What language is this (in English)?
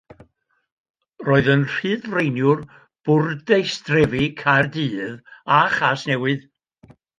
Welsh